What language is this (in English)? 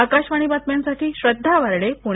Marathi